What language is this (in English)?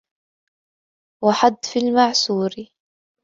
Arabic